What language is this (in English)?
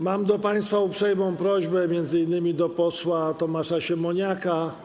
Polish